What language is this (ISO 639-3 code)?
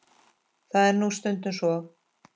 isl